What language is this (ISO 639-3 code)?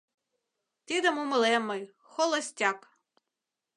chm